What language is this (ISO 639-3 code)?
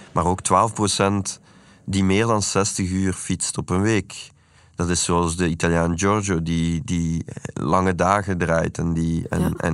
nld